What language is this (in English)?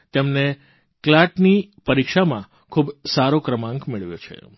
Gujarati